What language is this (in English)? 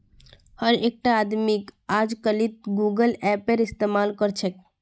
Magahi